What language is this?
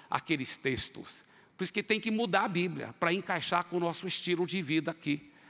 Portuguese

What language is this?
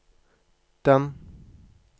Norwegian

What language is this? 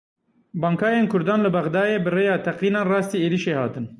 Kurdish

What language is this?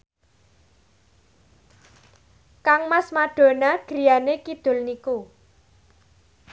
Javanese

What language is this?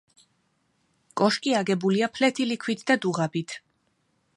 Georgian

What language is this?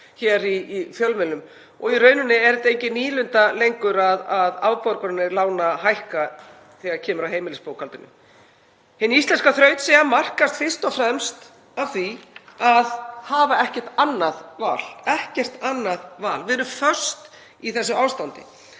Icelandic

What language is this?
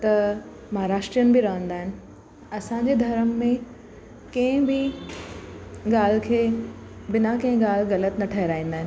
Sindhi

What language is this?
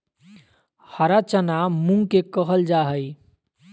Magahi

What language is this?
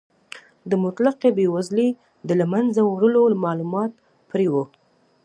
Pashto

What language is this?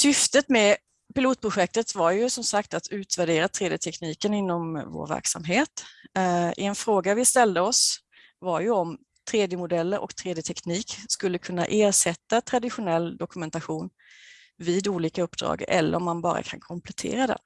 Swedish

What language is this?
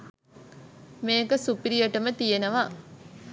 Sinhala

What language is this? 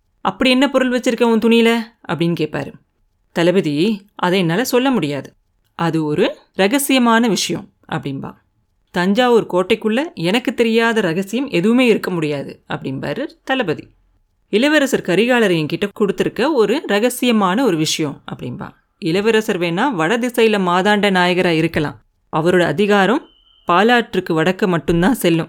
Tamil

